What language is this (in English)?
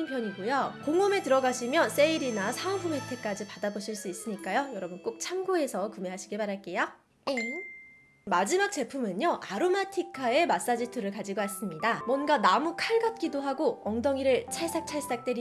Korean